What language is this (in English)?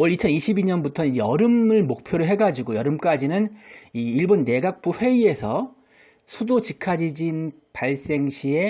Korean